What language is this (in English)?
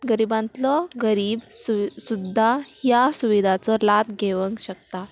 Konkani